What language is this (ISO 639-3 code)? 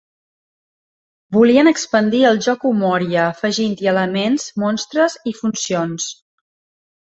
cat